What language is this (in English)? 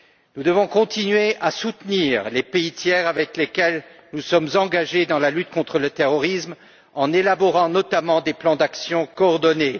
French